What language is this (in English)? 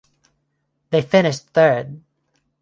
English